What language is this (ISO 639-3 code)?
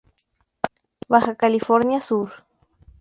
spa